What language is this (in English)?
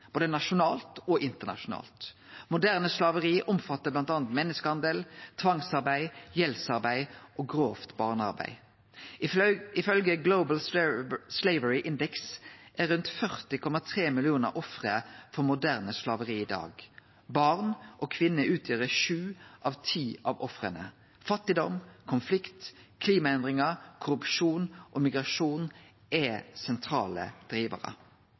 Norwegian Nynorsk